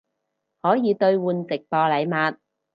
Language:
Cantonese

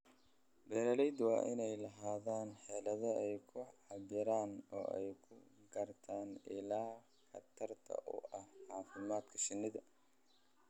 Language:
Somali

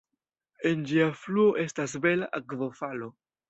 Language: Esperanto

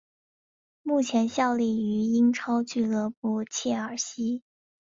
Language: Chinese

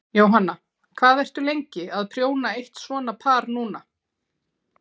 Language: Icelandic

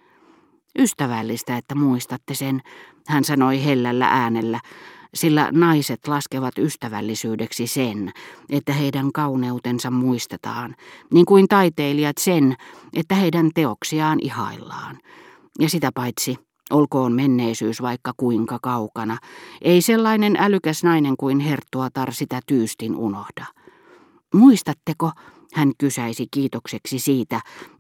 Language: Finnish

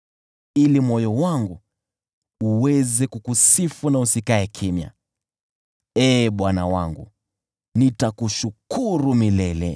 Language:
Swahili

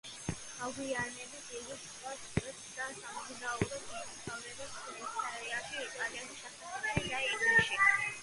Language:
Georgian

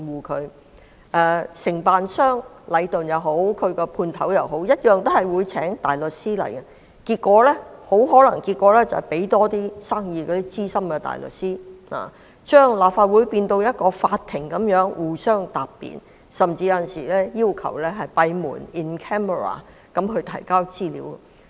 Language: Cantonese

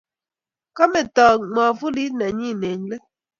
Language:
Kalenjin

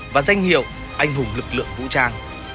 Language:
Vietnamese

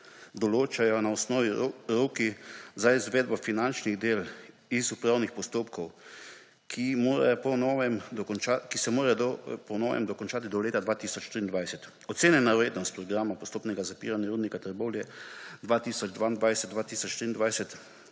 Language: Slovenian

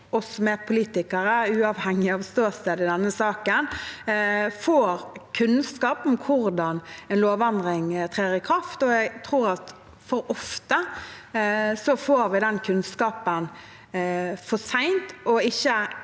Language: Norwegian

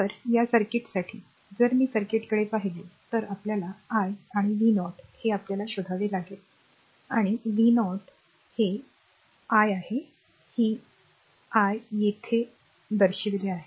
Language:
Marathi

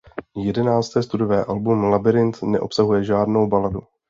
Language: Czech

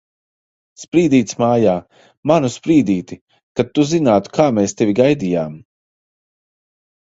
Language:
Latvian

